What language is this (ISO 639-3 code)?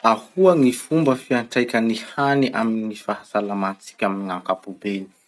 msh